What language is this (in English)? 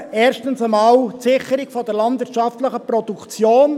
Swiss German